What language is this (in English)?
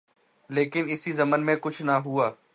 Urdu